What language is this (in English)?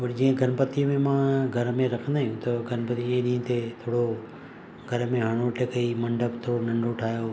Sindhi